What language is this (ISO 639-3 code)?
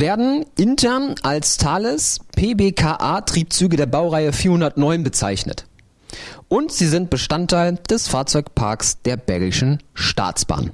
deu